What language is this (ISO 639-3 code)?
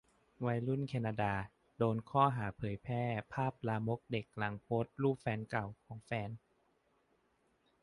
tha